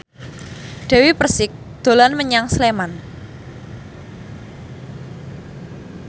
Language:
Javanese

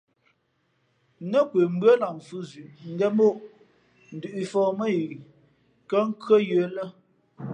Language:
Fe'fe'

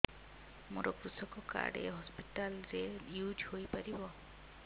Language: Odia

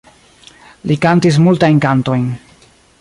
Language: Esperanto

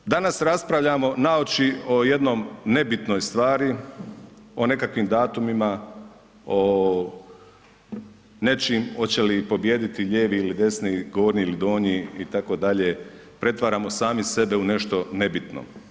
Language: Croatian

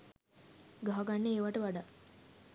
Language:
Sinhala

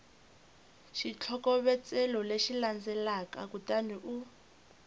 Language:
Tsonga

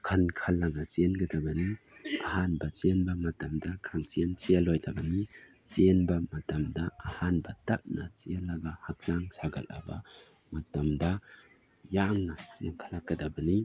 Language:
Manipuri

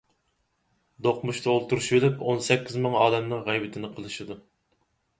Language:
Uyghur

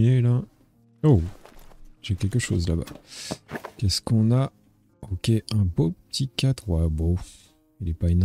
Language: French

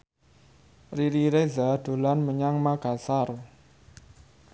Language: Javanese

